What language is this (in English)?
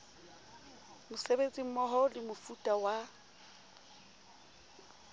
Southern Sotho